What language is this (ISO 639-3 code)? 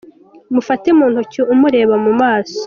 kin